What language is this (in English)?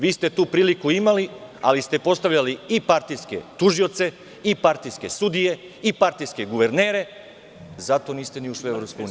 Serbian